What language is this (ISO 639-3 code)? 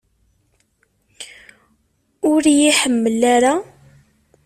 kab